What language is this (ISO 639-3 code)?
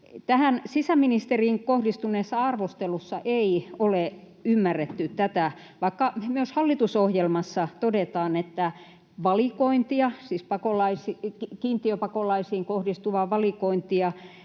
fin